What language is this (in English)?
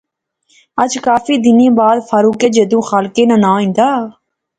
Pahari-Potwari